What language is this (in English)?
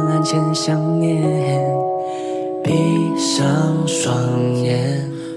Chinese